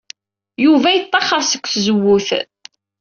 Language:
Kabyle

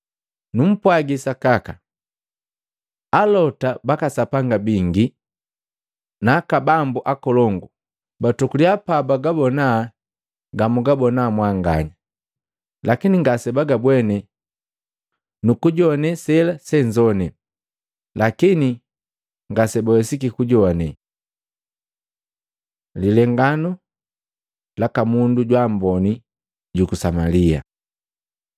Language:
Matengo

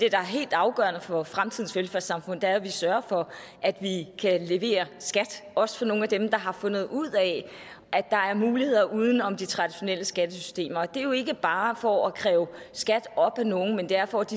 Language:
Danish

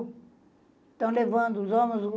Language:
Portuguese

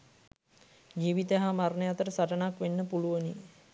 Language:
Sinhala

